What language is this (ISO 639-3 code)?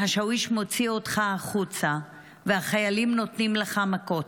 heb